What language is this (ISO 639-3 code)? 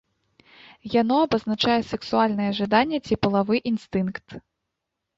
bel